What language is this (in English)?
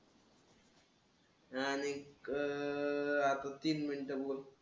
Marathi